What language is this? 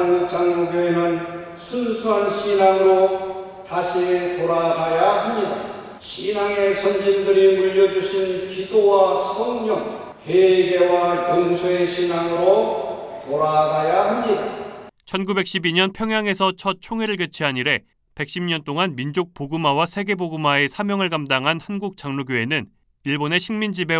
Korean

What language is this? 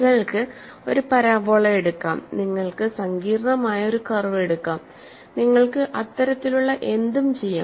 Malayalam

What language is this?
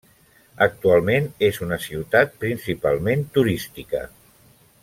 Catalan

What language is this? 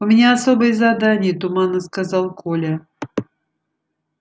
Russian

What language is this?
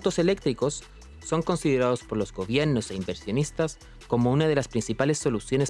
Spanish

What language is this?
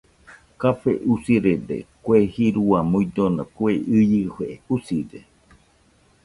Nüpode Huitoto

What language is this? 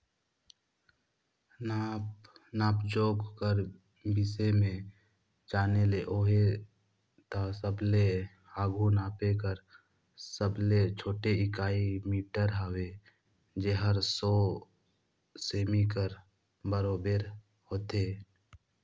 Chhattisgarhi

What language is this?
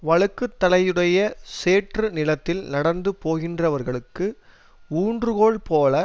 Tamil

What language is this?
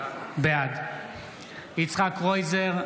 Hebrew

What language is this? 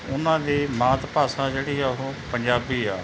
Punjabi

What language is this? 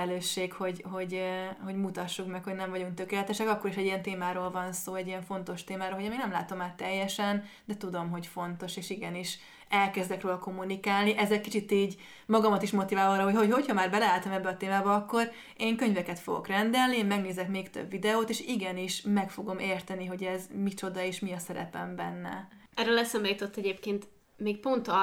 Hungarian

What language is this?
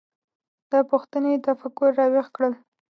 Pashto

